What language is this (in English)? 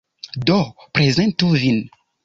Esperanto